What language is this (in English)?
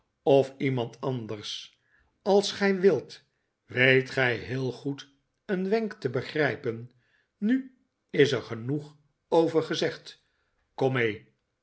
Dutch